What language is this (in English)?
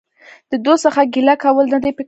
Pashto